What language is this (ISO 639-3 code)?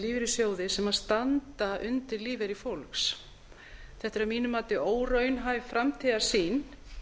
isl